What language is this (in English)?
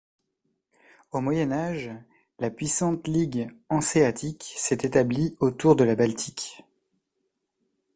French